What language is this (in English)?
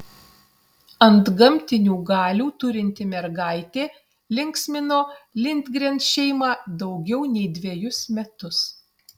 Lithuanian